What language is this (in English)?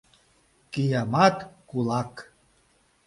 Mari